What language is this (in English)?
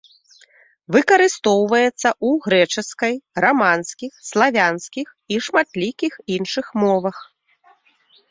Belarusian